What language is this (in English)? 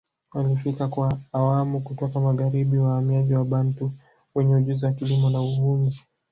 Swahili